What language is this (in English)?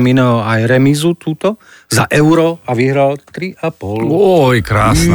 Slovak